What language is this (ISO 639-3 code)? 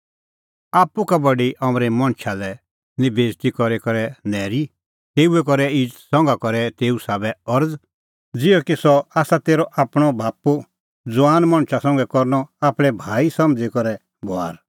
kfx